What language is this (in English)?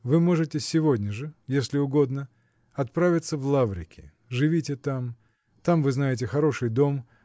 Russian